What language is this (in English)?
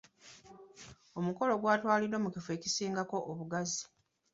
Ganda